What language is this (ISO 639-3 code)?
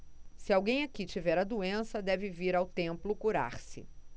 por